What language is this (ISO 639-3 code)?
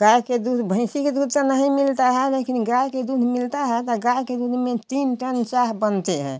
hin